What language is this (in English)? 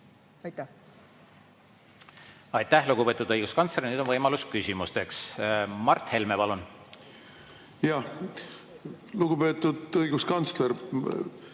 Estonian